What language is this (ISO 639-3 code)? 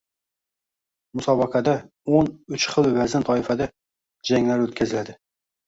uzb